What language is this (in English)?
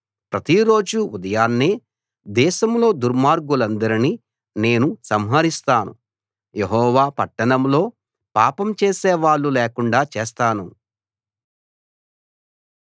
Telugu